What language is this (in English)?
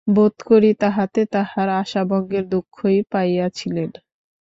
Bangla